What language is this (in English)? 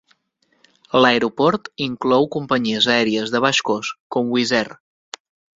Catalan